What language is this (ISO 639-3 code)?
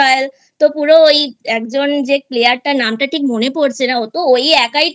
ben